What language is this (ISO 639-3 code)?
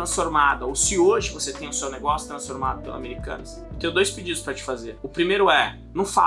por